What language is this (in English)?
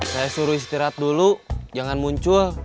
Indonesian